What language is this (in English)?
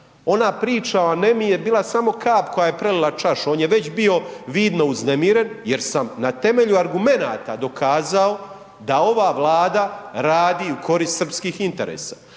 Croatian